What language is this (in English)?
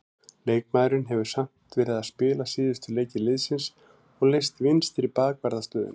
Icelandic